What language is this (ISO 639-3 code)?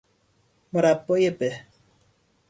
fas